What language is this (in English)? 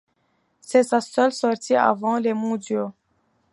French